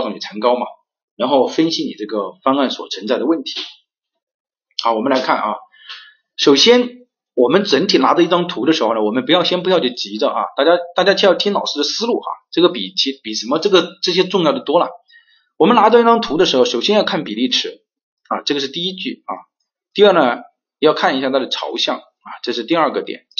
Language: Chinese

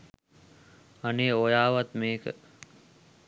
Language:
Sinhala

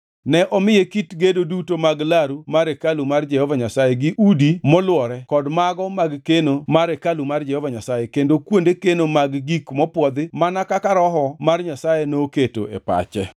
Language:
Luo (Kenya and Tanzania)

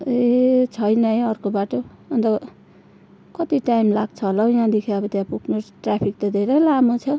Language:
Nepali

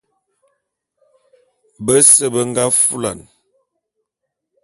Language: Bulu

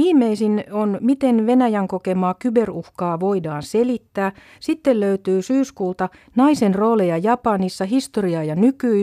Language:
Finnish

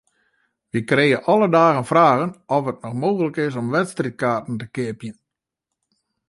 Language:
Western Frisian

